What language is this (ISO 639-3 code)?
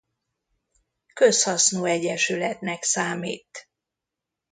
hun